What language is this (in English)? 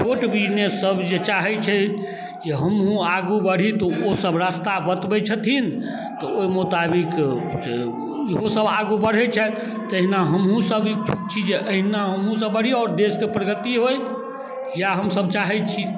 Maithili